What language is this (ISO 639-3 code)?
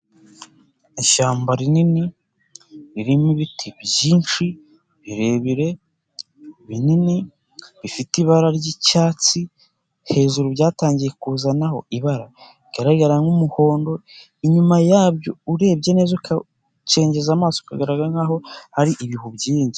kin